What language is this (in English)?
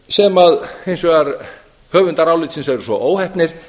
Icelandic